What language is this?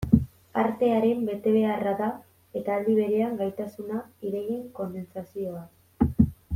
Basque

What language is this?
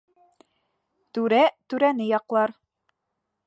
Bashkir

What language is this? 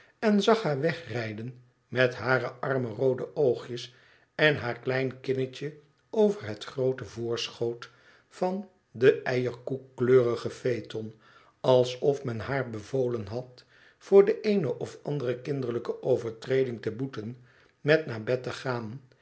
Dutch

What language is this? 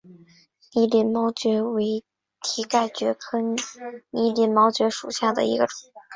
Chinese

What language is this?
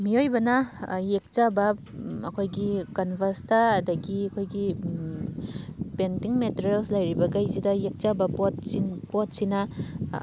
Manipuri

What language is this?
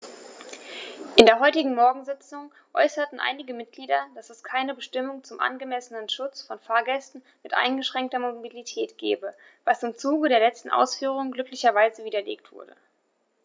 German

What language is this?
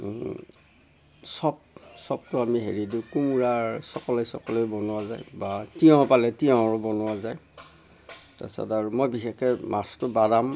Assamese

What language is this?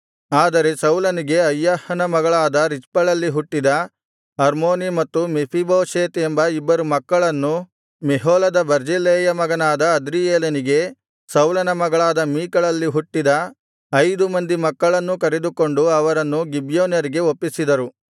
Kannada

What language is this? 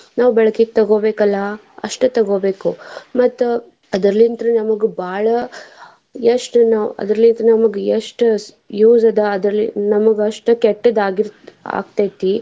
Kannada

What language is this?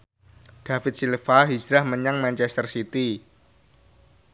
Javanese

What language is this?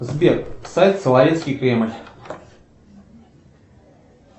Russian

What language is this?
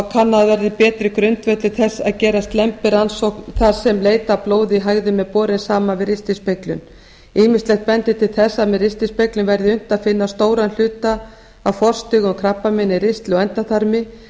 Icelandic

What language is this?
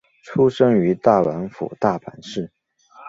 Chinese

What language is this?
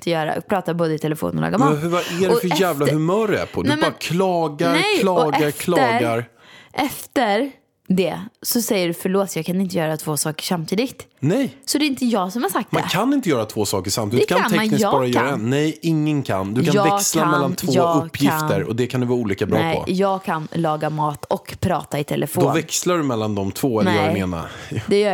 Swedish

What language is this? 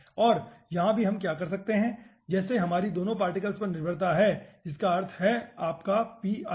Hindi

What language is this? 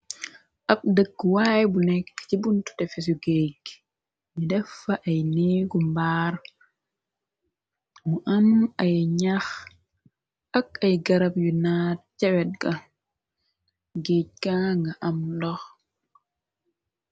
Wolof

